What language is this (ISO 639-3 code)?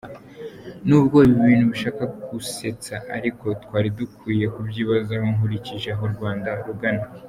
kin